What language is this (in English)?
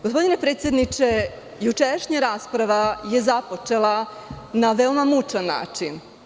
Serbian